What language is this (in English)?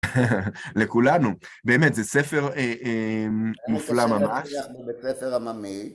Hebrew